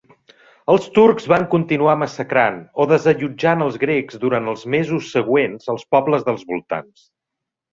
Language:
Catalan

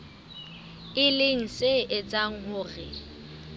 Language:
Southern Sotho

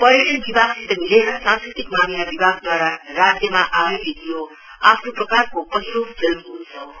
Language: Nepali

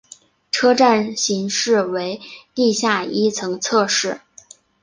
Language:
Chinese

